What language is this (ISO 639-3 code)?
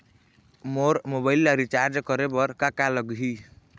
hne